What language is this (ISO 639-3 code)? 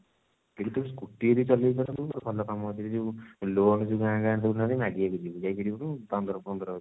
ori